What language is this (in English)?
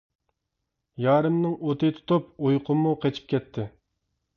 Uyghur